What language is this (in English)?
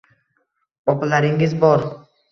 Uzbek